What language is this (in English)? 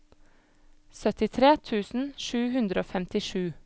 Norwegian